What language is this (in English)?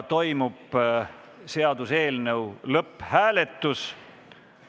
Estonian